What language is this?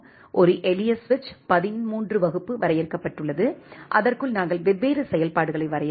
Tamil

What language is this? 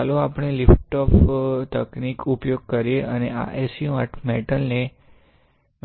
Gujarati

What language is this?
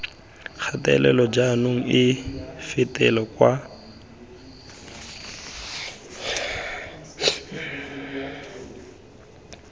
Tswana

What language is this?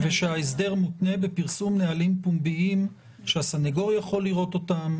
Hebrew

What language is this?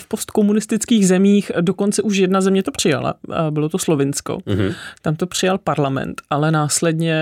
Czech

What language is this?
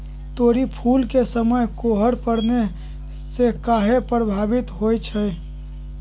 Magahi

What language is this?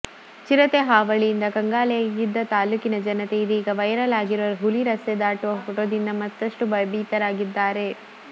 Kannada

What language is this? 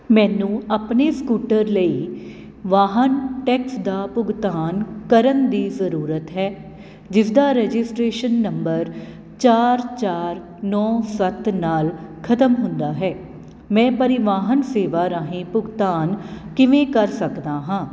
Punjabi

